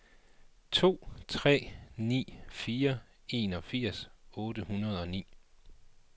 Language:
Danish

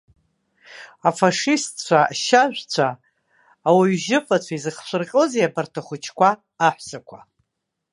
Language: Abkhazian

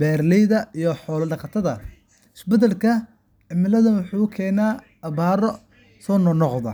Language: Somali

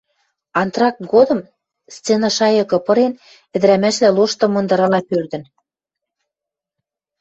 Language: Western Mari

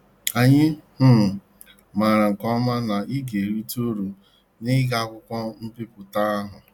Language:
Igbo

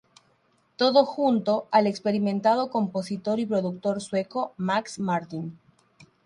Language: Spanish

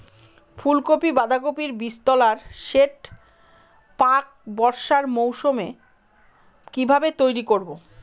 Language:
Bangla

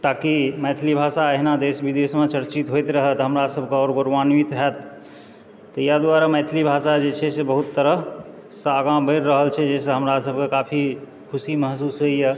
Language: Maithili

